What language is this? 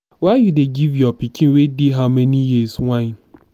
Nigerian Pidgin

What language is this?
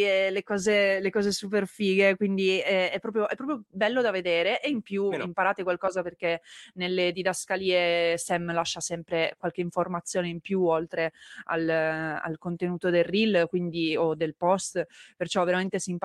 Italian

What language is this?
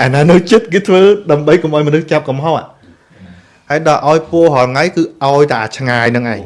Vietnamese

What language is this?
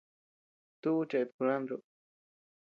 Tepeuxila Cuicatec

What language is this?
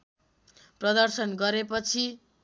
Nepali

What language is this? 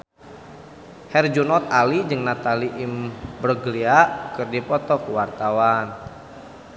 Sundanese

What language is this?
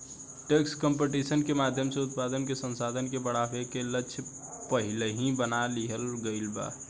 Bhojpuri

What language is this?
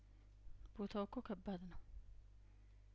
Amharic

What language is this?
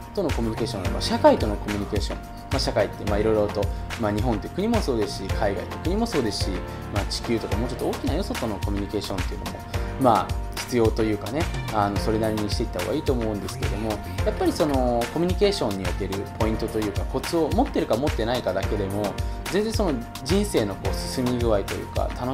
Japanese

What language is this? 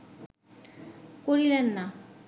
Bangla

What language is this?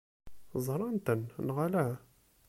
Kabyle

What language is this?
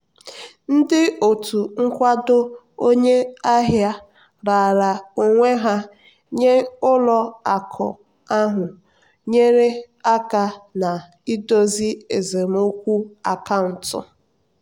Igbo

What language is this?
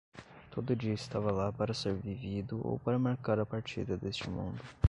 Portuguese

